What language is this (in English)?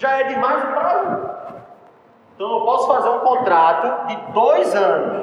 Portuguese